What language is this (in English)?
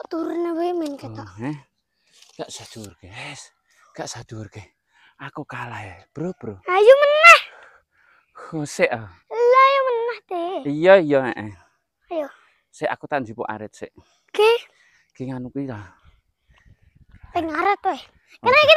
Indonesian